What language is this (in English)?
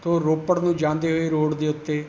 Punjabi